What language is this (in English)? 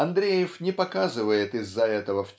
Russian